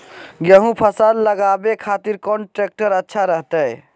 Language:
Magahi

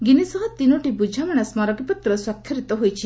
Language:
Odia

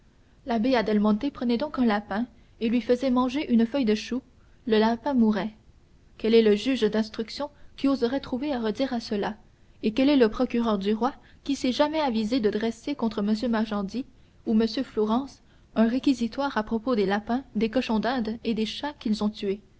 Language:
French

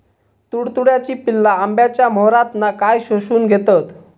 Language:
Marathi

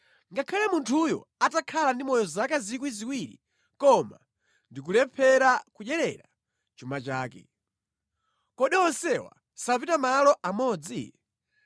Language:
Nyanja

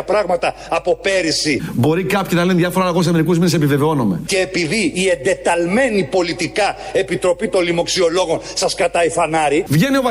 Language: Greek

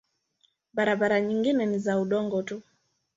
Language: Swahili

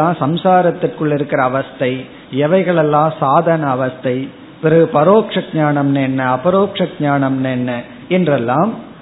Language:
Tamil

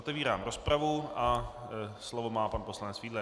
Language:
Czech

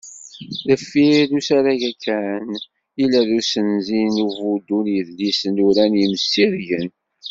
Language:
Kabyle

